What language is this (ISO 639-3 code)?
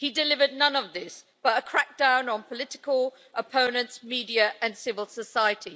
eng